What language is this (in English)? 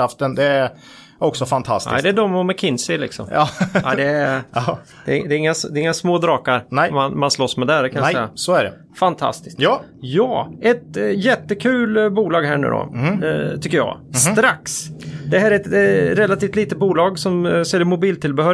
Swedish